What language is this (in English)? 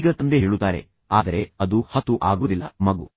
Kannada